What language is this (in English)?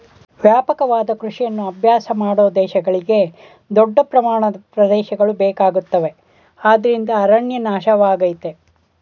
Kannada